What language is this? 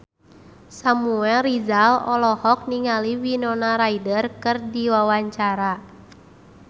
Sundanese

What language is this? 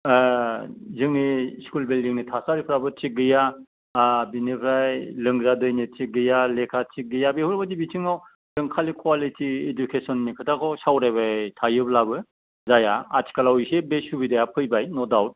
Bodo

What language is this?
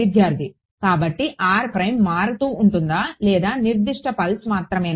Telugu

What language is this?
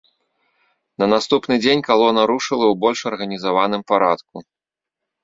Belarusian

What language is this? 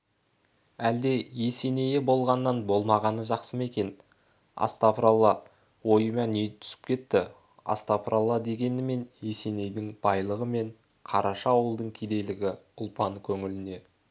Kazakh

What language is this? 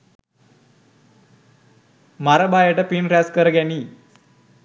Sinhala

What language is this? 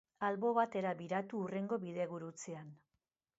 Basque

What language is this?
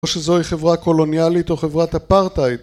Hebrew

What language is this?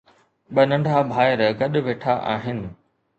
Sindhi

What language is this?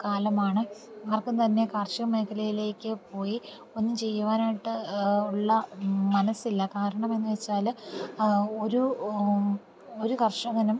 Malayalam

